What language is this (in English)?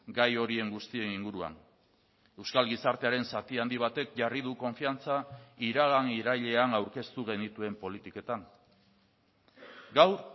Basque